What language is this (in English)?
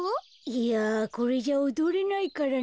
Japanese